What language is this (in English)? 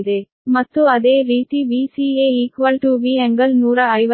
Kannada